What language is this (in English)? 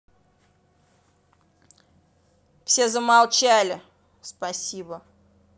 Russian